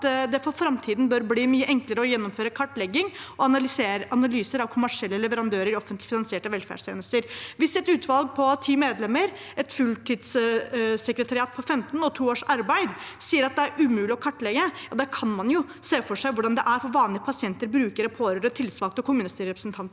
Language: Norwegian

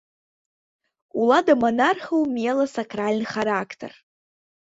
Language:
Belarusian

